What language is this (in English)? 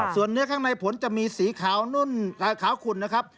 Thai